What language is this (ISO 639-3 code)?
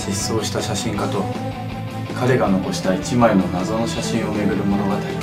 jpn